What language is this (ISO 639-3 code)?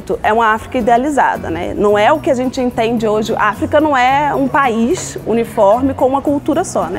por